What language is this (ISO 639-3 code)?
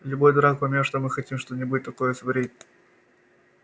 rus